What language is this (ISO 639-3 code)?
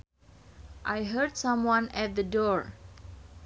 sun